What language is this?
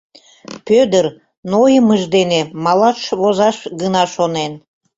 Mari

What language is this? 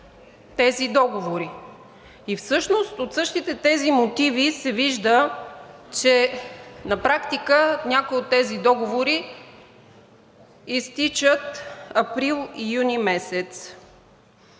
Bulgarian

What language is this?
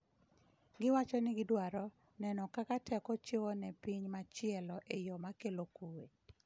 Luo (Kenya and Tanzania)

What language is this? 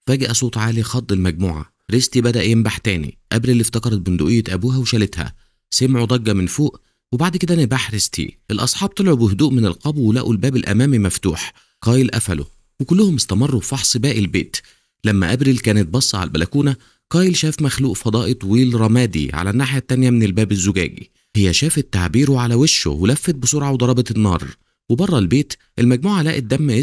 Arabic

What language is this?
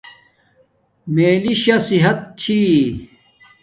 Domaaki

